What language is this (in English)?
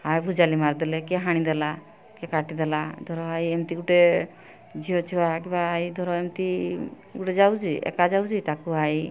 Odia